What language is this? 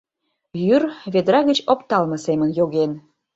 Mari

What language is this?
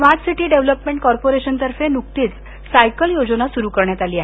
Marathi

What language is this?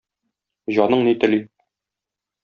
Tatar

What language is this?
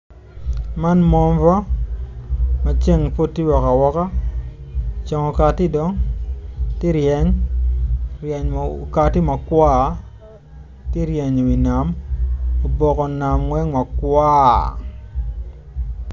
Acoli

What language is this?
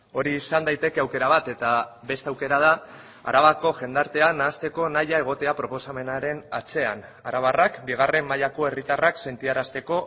Basque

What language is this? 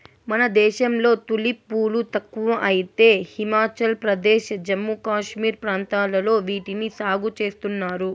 Telugu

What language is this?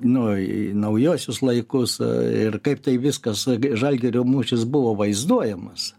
Lithuanian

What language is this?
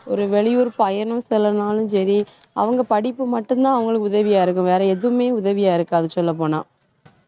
Tamil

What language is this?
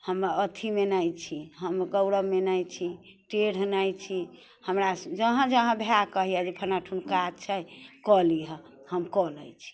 Maithili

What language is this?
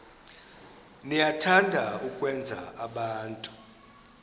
Xhosa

